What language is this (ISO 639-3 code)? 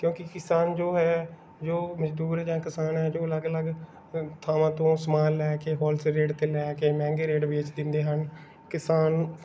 pan